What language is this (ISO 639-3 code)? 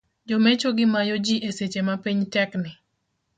luo